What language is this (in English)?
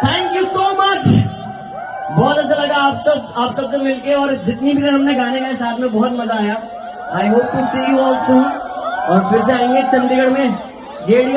English